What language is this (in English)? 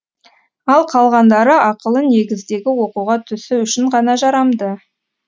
Kazakh